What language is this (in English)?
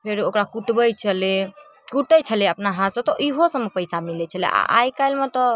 Maithili